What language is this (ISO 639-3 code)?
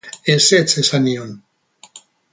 eus